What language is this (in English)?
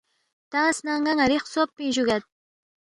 Balti